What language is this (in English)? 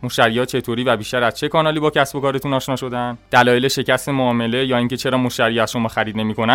Persian